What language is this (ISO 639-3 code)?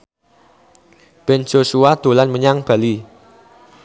jav